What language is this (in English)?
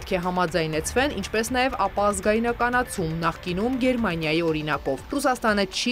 Romanian